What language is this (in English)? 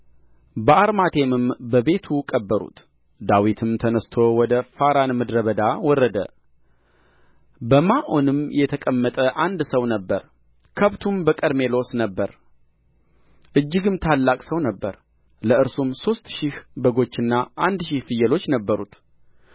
Amharic